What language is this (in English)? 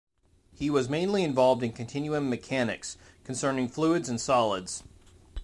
English